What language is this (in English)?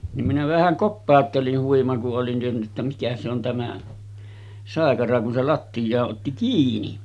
Finnish